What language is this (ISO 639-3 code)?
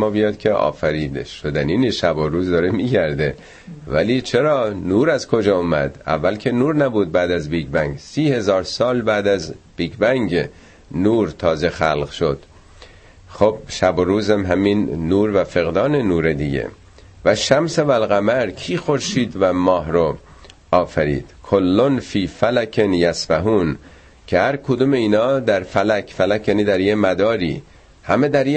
fas